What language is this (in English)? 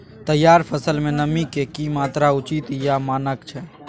Maithili